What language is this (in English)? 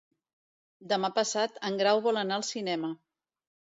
Catalan